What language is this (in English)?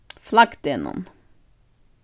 Faroese